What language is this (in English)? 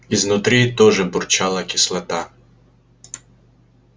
Russian